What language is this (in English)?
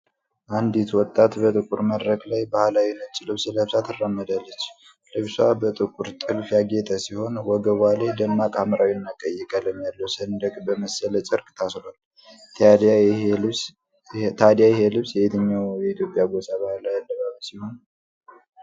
Amharic